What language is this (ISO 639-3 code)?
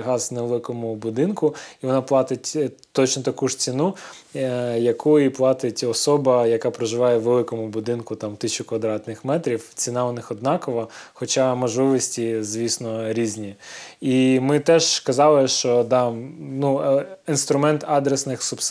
ukr